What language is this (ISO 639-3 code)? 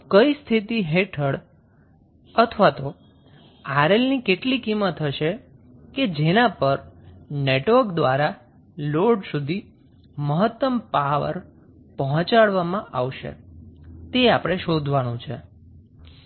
guj